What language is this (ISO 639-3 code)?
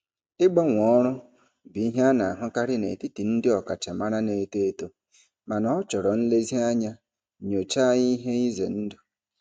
ibo